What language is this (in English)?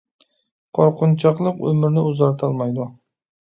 Uyghur